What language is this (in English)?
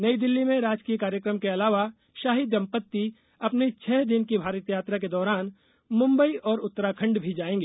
Hindi